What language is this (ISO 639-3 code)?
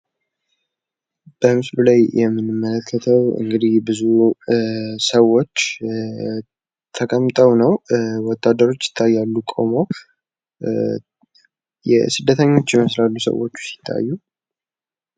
amh